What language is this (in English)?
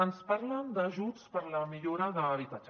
Catalan